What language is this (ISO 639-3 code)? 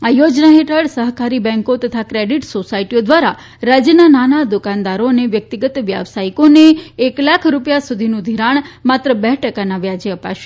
guj